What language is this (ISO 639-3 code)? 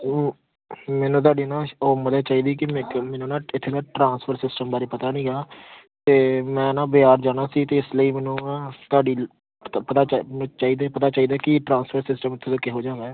pan